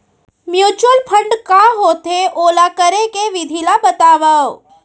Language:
Chhattisgarhi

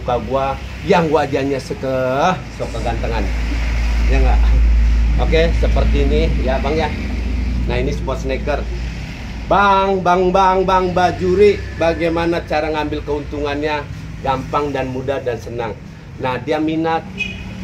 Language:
Indonesian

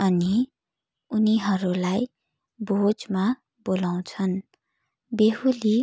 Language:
Nepali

